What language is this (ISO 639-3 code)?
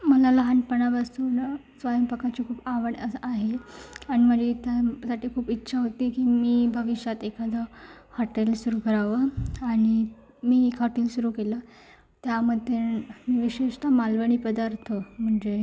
mar